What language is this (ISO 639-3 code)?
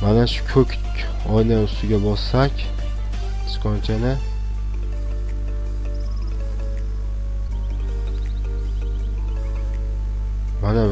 tur